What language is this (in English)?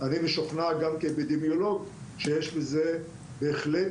Hebrew